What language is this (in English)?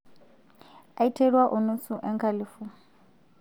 Masai